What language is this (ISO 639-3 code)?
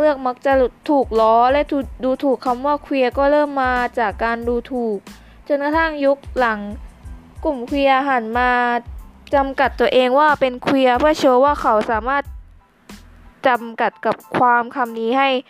tha